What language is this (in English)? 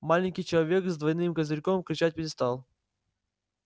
Russian